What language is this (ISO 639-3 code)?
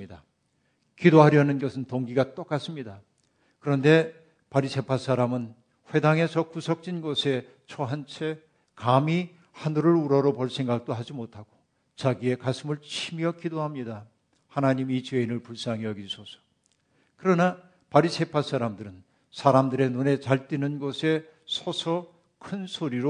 kor